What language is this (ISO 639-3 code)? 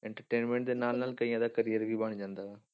pan